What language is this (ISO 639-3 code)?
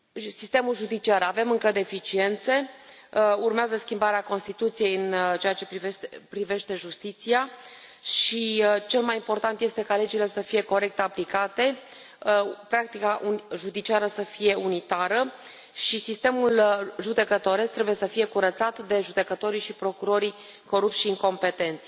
ron